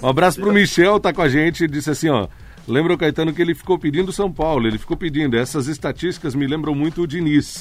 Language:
Portuguese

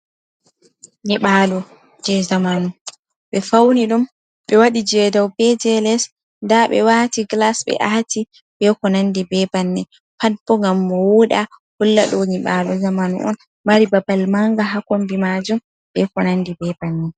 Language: Fula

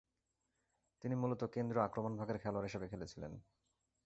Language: Bangla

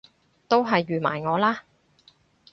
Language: Cantonese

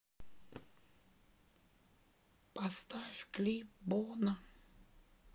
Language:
Russian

